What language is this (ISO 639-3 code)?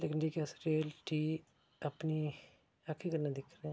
doi